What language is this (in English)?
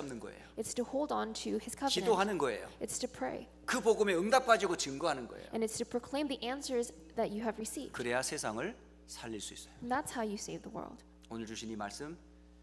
Korean